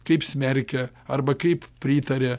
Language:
Lithuanian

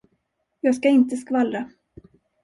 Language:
Swedish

